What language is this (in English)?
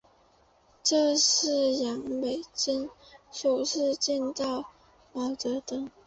Chinese